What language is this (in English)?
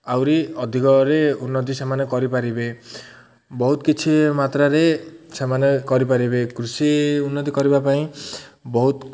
Odia